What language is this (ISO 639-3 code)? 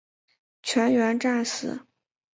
zho